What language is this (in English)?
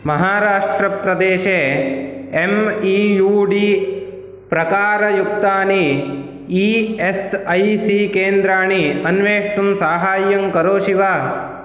Sanskrit